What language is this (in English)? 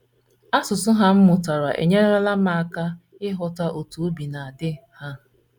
Igbo